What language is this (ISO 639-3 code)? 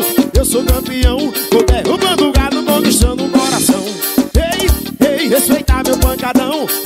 por